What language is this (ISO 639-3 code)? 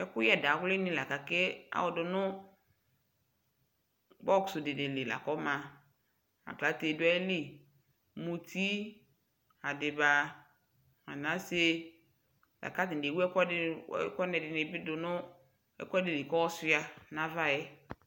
kpo